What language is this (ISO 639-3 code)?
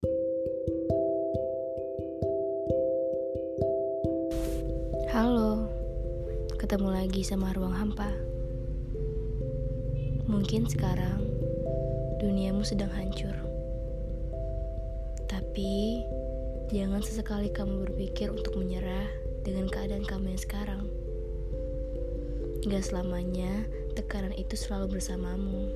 ind